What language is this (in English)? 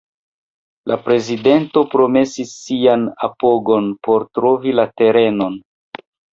Esperanto